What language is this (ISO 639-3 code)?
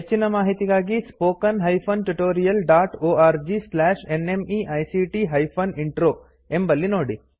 kan